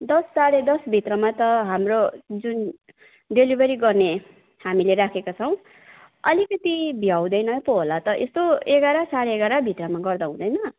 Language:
Nepali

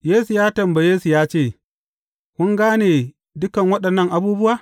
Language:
Hausa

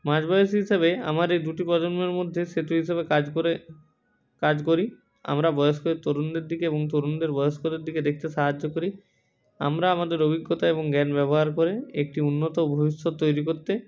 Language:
Bangla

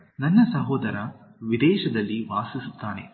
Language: Kannada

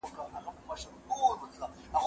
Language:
Pashto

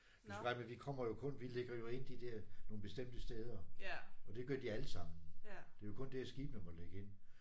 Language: Danish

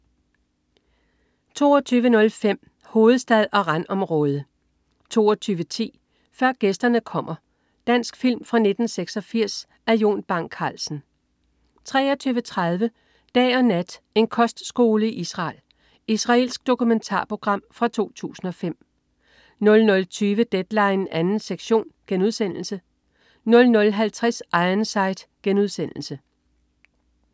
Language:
Danish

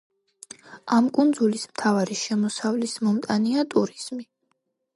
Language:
Georgian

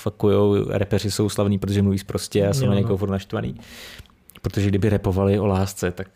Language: Czech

